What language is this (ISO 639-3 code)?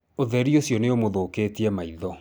kik